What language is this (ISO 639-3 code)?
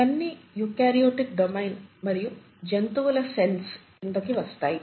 tel